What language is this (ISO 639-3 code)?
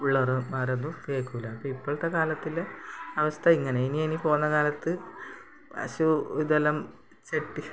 mal